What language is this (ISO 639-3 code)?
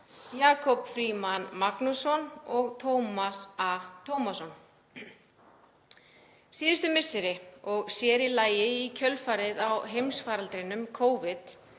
isl